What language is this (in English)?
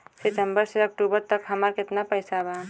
Bhojpuri